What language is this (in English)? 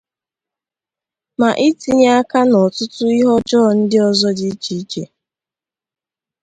Igbo